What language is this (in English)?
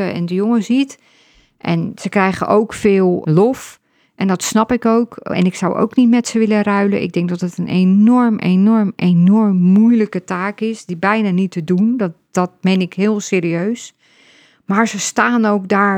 Dutch